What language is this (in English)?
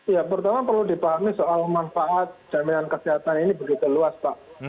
Indonesian